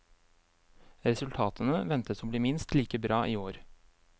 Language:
Norwegian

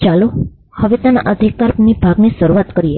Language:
Gujarati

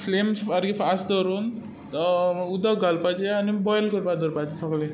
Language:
Konkani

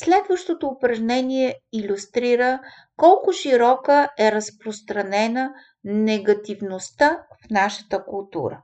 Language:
Bulgarian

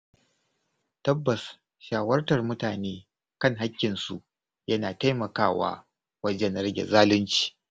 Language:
Hausa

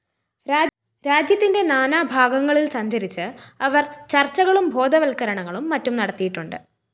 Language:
Malayalam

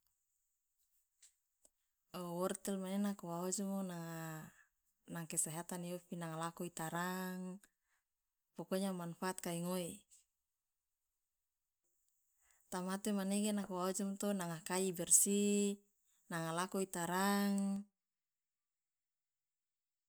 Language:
Loloda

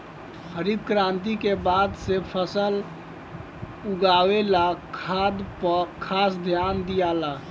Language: Bhojpuri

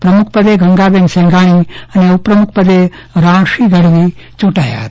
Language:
Gujarati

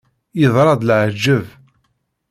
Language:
Kabyle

